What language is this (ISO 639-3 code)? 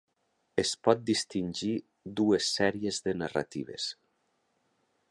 cat